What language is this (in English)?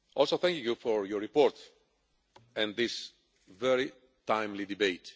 English